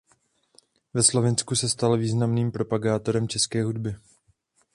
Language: Czech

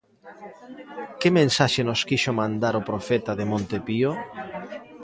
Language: Galician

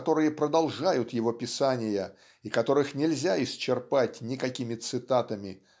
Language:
Russian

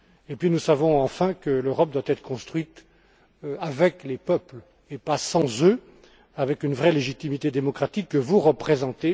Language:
French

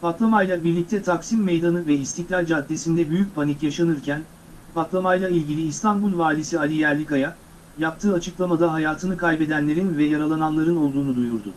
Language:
Turkish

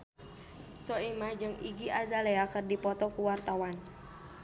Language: Sundanese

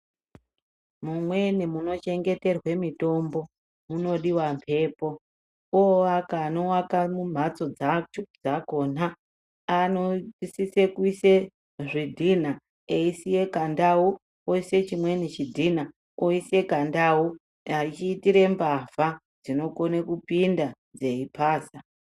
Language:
Ndau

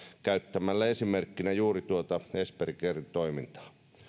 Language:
Finnish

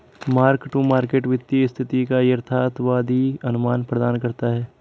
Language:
Hindi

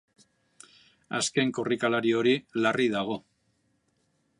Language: Basque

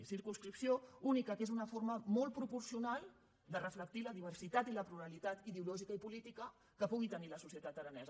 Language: Catalan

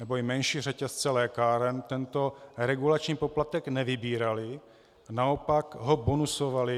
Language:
Czech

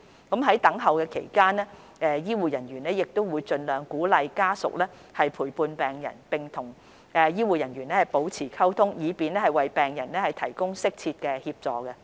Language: Cantonese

